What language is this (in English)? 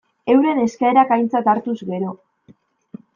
Basque